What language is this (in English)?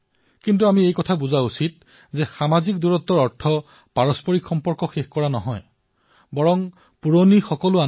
Assamese